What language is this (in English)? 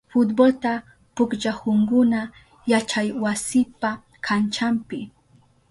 Southern Pastaza Quechua